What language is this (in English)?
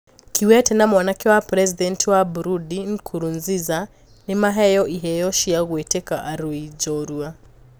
Kikuyu